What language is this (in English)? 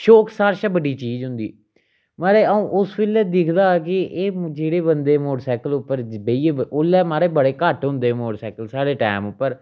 Dogri